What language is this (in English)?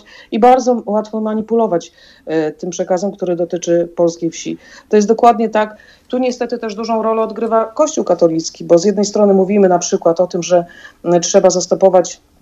Polish